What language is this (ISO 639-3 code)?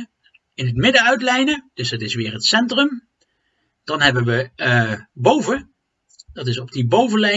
nld